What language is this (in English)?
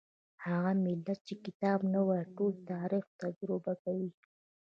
Pashto